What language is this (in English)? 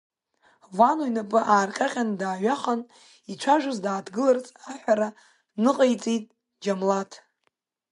Abkhazian